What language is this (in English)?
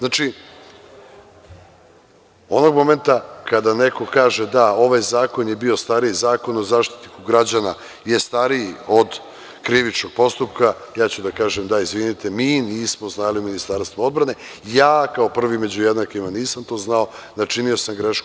Serbian